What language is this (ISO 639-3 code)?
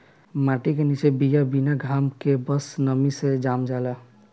bho